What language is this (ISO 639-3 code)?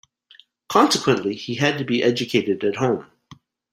eng